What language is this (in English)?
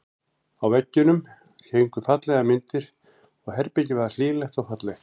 Icelandic